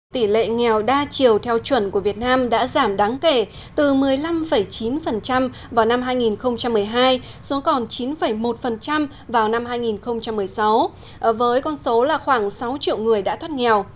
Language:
Vietnamese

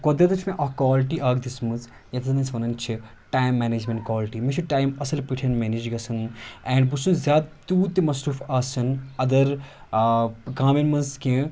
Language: Kashmiri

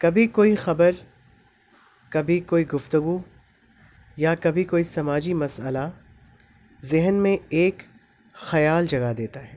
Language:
Urdu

